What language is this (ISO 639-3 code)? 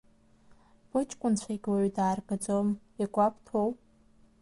abk